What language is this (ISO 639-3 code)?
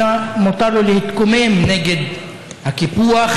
heb